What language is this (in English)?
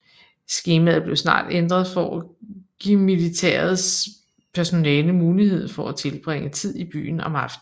Danish